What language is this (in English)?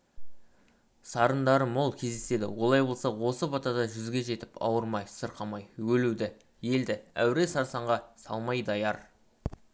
Kazakh